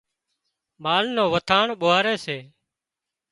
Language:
Wadiyara Koli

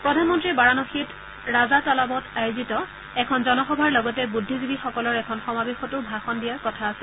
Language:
Assamese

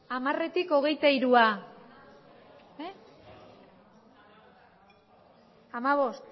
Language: Basque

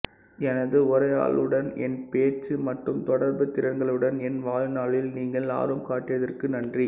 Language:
Tamil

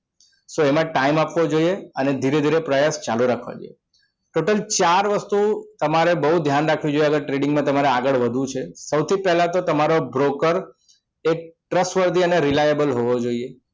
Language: Gujarati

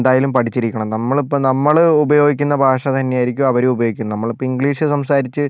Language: Malayalam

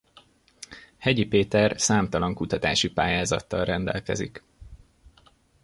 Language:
Hungarian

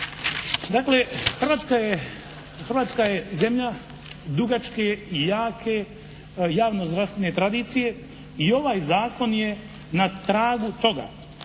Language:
Croatian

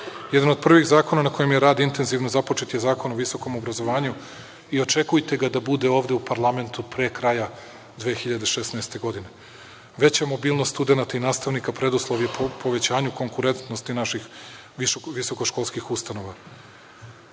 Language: Serbian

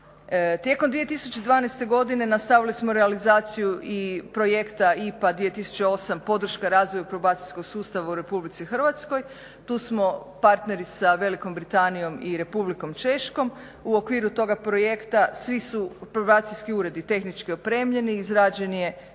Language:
Croatian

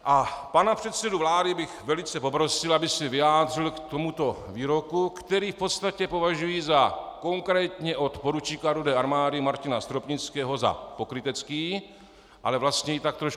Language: Czech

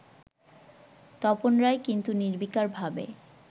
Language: Bangla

